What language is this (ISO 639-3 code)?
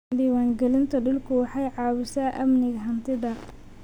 som